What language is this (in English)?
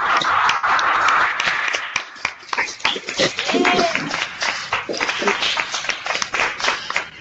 Spanish